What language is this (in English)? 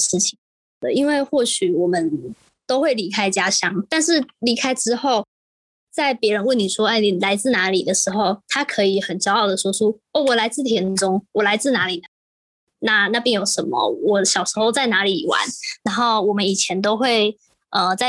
Chinese